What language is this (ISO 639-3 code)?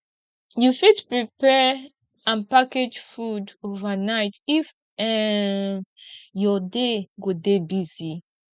pcm